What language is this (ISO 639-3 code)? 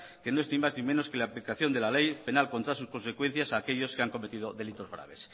spa